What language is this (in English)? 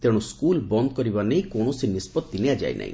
Odia